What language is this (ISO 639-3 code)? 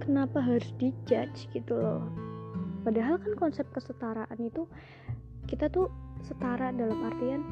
ind